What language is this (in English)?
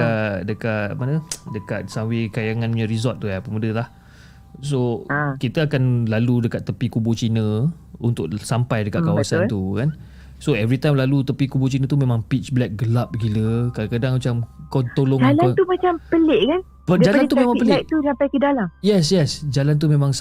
Malay